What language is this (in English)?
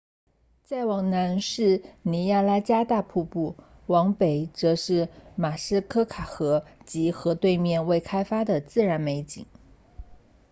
Chinese